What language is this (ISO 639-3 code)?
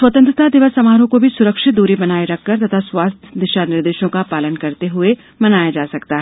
hin